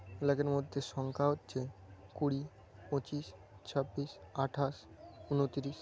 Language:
Bangla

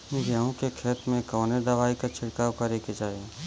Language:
Bhojpuri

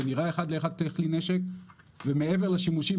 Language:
Hebrew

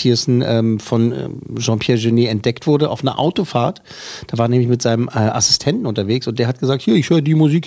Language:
German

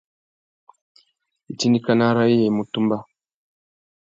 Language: Tuki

